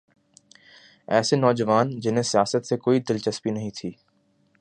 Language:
Urdu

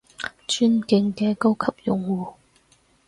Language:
Cantonese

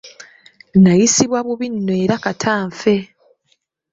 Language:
Ganda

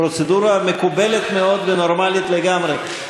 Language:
Hebrew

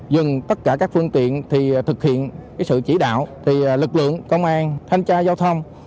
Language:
Vietnamese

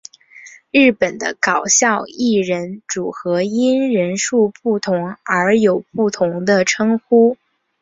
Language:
Chinese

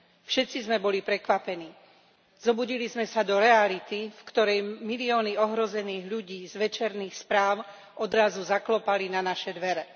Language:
Slovak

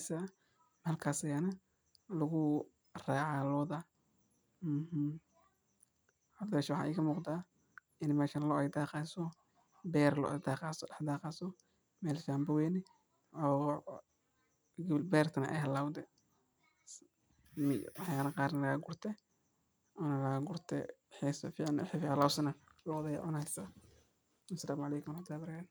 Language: Somali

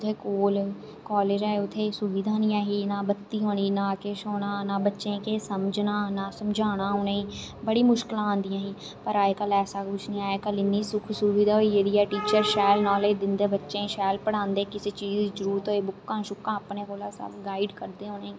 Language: Dogri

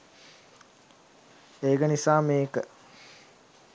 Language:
Sinhala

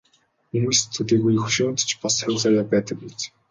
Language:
Mongolian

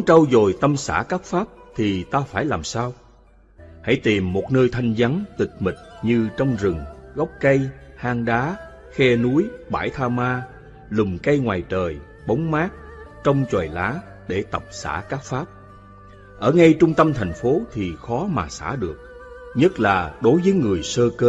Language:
Vietnamese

